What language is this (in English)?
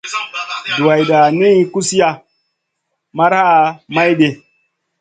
Masana